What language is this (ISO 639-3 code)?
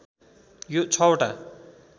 nep